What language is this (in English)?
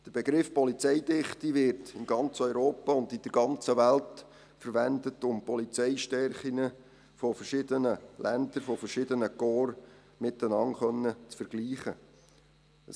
Swiss German